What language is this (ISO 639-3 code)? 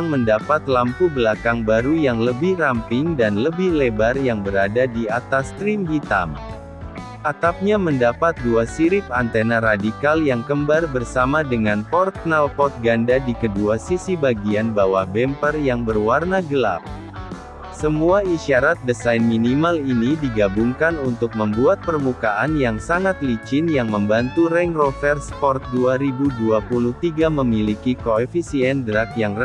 ind